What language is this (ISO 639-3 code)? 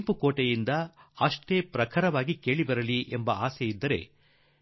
kan